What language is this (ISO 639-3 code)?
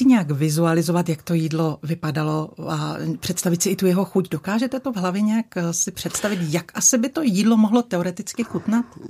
ces